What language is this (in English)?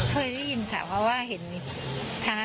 Thai